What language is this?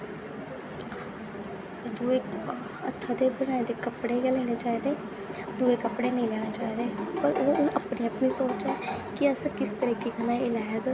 Dogri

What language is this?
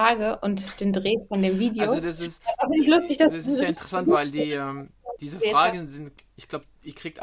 German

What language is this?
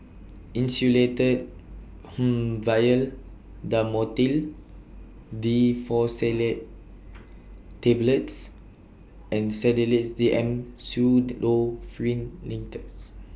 English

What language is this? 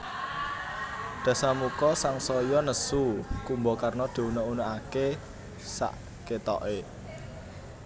Javanese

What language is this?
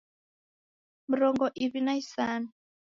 Taita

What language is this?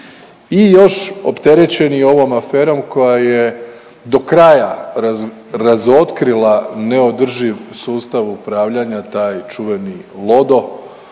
Croatian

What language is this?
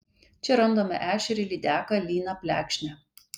Lithuanian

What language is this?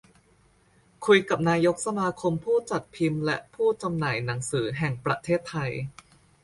Thai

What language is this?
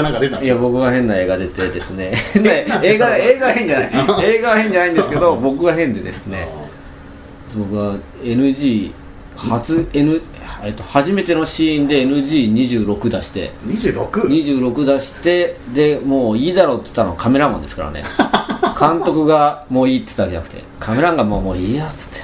Japanese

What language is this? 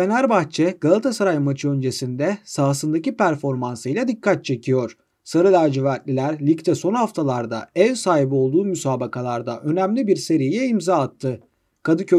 Turkish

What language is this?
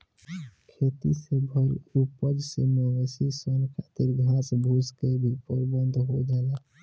Bhojpuri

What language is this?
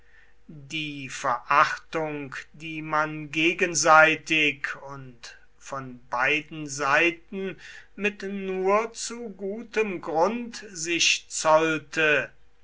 German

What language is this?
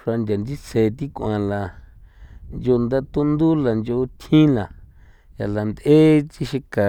San Felipe Otlaltepec Popoloca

